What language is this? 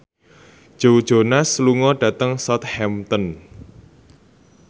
Javanese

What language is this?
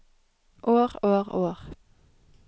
Norwegian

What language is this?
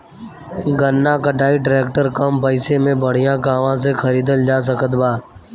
Bhojpuri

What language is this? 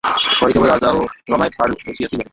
Bangla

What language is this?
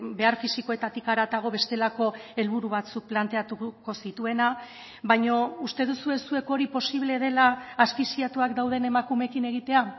Basque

